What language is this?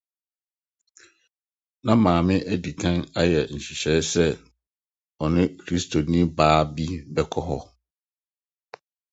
Akan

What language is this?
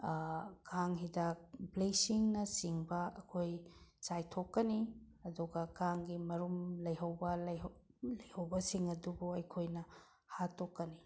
Manipuri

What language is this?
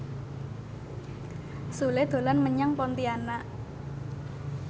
Javanese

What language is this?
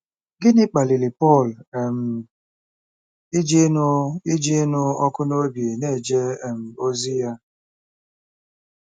Igbo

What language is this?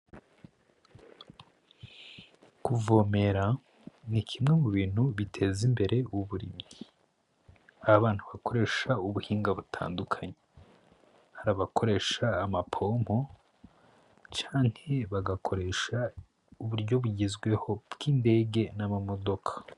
Rundi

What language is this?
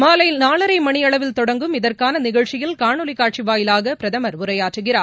Tamil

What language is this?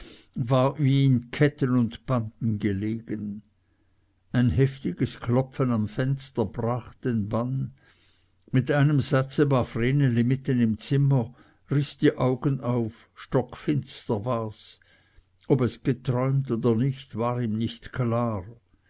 German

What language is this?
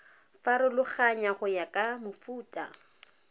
Tswana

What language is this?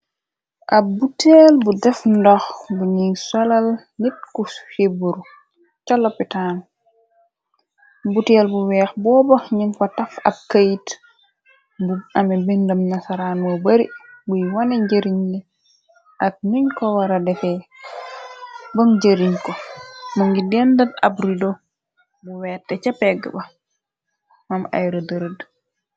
Wolof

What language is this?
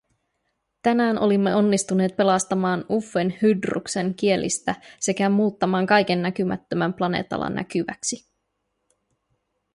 Finnish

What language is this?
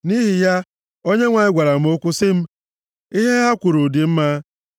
Igbo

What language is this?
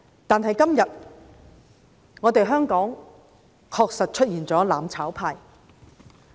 Cantonese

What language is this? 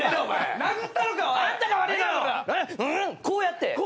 Japanese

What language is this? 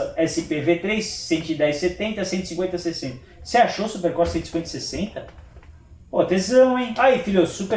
Portuguese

